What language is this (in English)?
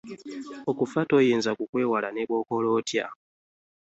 Ganda